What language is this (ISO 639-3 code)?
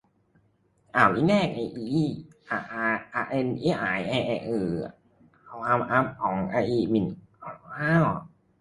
tha